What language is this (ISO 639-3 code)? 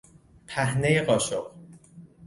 fas